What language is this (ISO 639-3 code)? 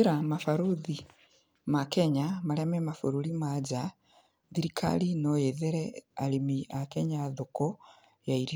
kik